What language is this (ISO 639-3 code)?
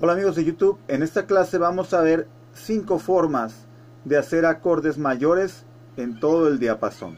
spa